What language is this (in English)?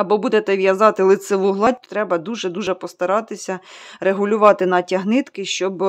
Ukrainian